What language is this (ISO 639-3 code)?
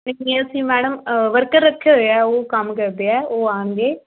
pan